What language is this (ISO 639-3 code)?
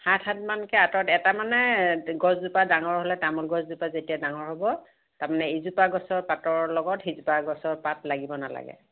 asm